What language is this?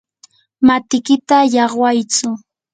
Yanahuanca Pasco Quechua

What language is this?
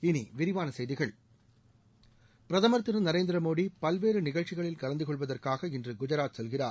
Tamil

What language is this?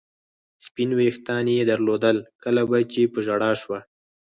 Pashto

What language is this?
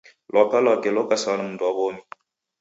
Taita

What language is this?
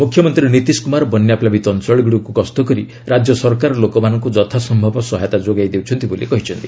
Odia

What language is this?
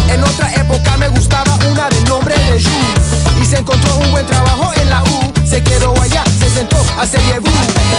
Italian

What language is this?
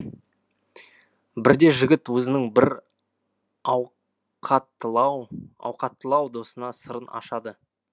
Kazakh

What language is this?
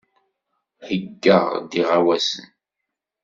Kabyle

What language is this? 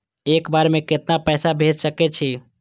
Maithili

